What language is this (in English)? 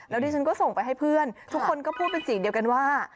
Thai